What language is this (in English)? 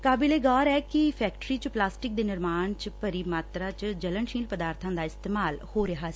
Punjabi